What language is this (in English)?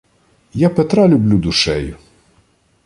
Ukrainian